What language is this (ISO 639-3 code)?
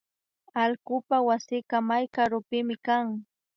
qvi